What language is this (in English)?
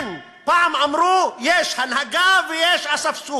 Hebrew